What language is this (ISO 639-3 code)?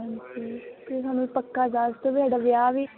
pan